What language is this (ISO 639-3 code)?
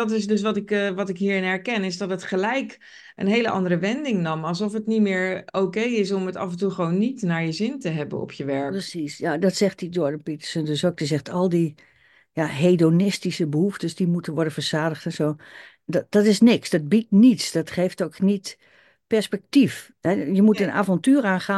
nld